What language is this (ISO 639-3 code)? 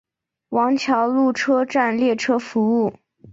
zho